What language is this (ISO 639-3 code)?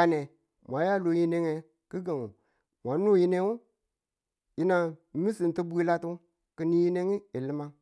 tul